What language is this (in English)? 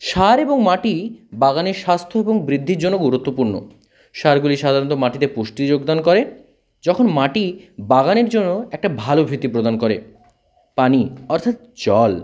Bangla